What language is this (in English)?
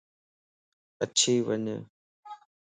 Lasi